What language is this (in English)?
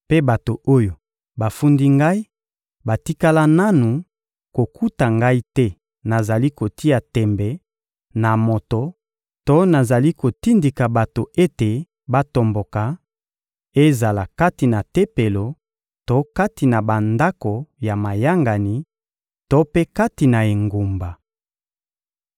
Lingala